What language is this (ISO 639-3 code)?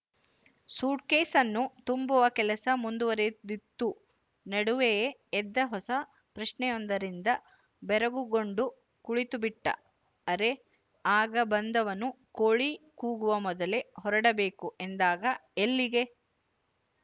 kan